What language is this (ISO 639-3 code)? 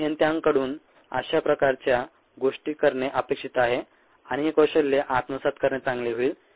mar